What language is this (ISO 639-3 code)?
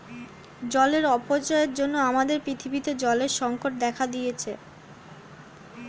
ben